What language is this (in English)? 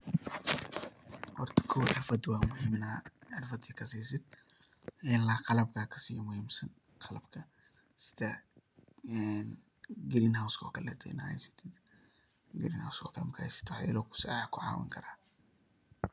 Somali